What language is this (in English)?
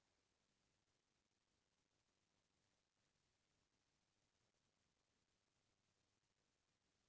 Chhattisgarhi